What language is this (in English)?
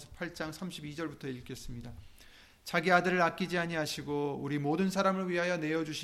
Korean